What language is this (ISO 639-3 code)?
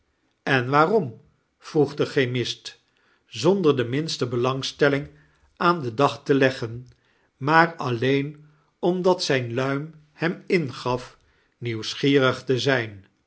nld